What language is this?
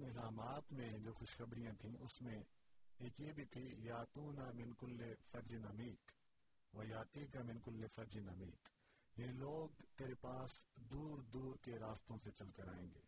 Urdu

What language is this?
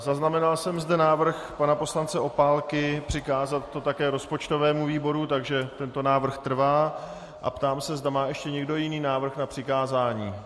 Czech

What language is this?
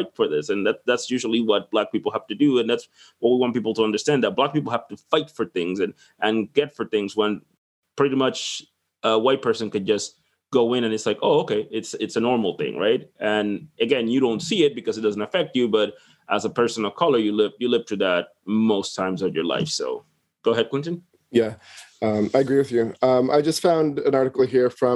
English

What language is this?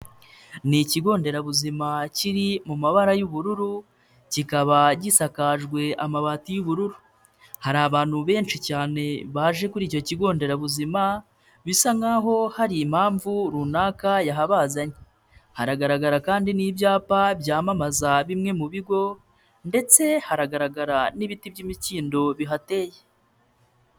Kinyarwanda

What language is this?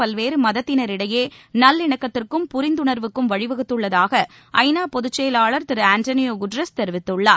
Tamil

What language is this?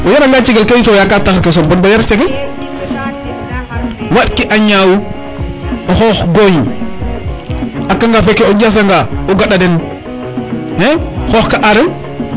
Serer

